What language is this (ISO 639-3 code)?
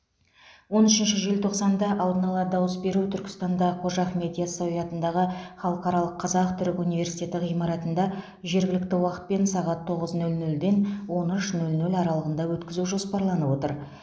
kaz